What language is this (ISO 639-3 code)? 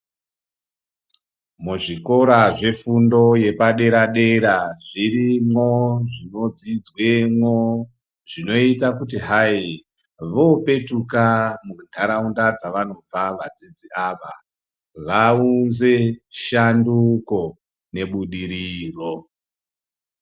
ndc